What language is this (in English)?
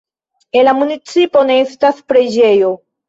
Esperanto